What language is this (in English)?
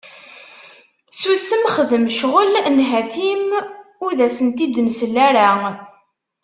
Kabyle